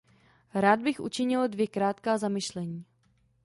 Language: Czech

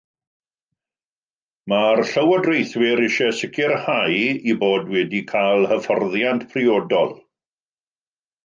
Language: Welsh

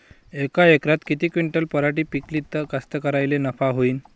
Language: Marathi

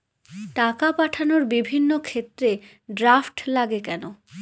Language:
Bangla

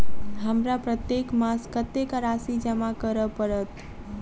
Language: Maithili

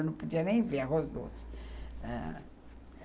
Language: Portuguese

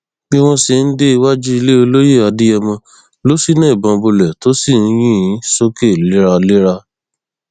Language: Yoruba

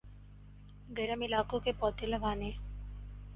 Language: Urdu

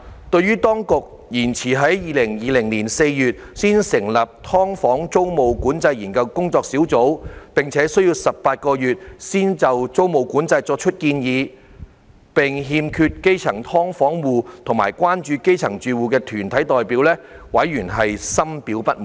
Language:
Cantonese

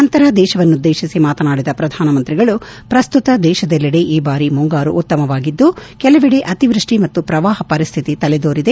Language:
Kannada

